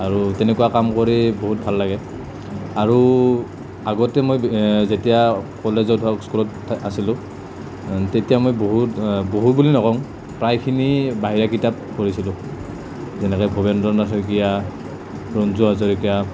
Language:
Assamese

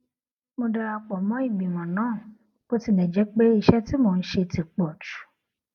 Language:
Yoruba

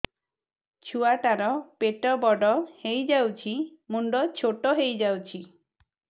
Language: Odia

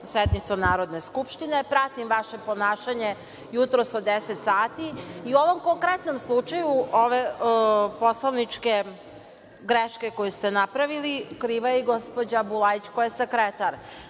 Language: Serbian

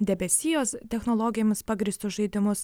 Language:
Lithuanian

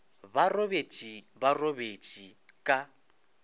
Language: Northern Sotho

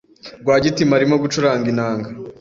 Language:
Kinyarwanda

